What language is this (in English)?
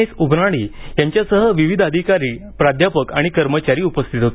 Marathi